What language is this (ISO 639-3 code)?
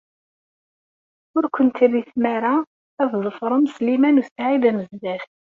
kab